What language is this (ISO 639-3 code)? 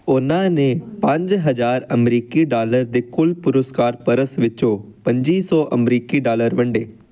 pan